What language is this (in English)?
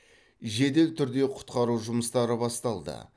Kazakh